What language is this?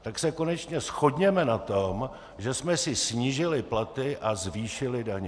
Czech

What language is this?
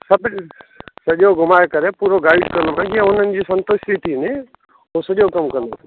Sindhi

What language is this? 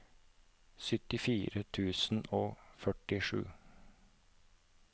Norwegian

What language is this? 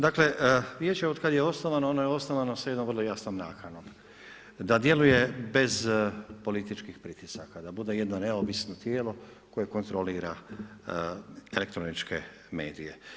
Croatian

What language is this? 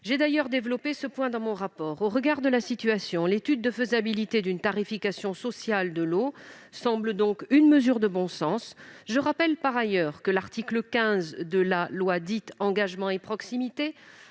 French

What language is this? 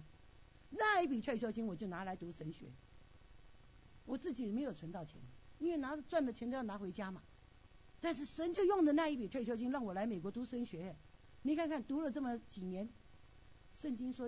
Chinese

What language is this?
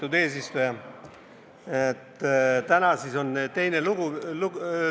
Estonian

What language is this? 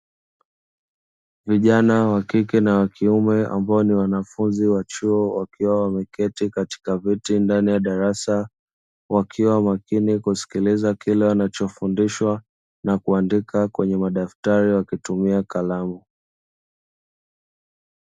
Swahili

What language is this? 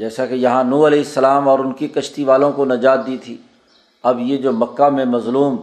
Urdu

